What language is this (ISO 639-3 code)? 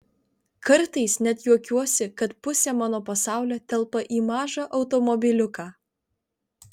lit